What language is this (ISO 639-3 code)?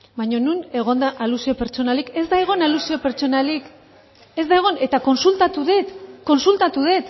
eus